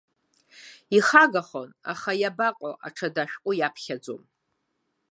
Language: Abkhazian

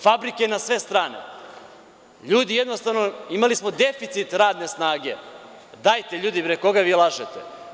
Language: Serbian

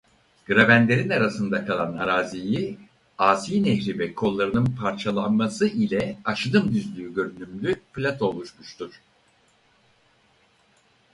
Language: Turkish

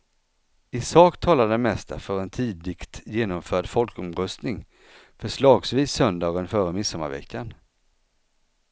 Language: Swedish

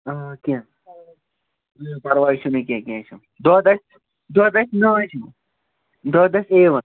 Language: Kashmiri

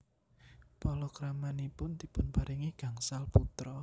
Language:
Javanese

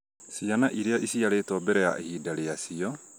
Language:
Kikuyu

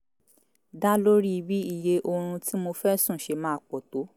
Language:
Yoruba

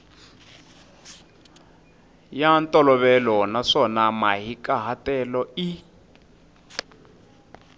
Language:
Tsonga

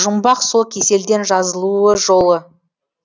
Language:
Kazakh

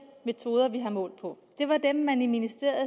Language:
Danish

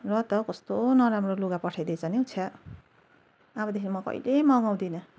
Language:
Nepali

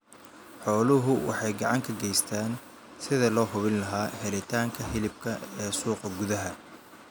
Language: Somali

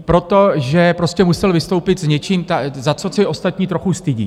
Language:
Czech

